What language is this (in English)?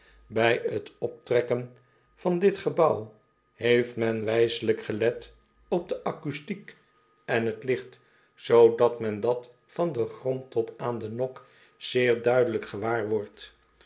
Dutch